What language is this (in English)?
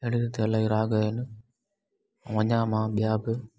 Sindhi